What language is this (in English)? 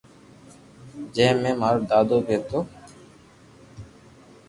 Loarki